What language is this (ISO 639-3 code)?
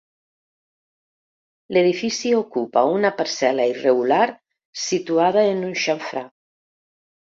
cat